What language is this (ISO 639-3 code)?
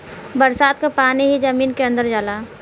bho